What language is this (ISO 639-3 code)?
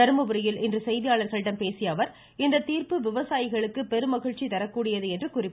tam